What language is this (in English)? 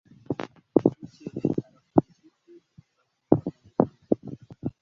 Kinyarwanda